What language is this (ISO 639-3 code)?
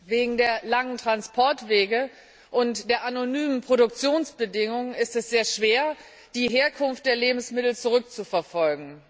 deu